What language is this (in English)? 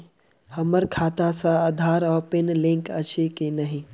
Maithili